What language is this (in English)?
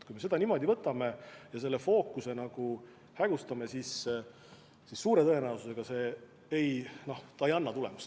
Estonian